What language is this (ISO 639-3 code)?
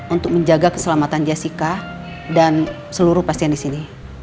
ind